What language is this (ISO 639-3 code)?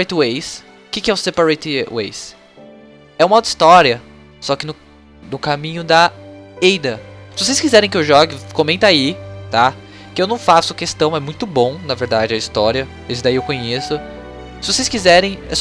por